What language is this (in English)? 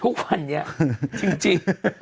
Thai